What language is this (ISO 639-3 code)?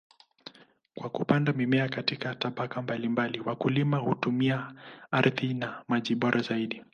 swa